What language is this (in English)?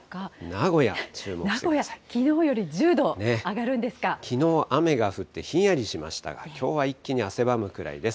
Japanese